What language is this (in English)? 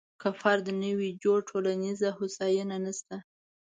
Pashto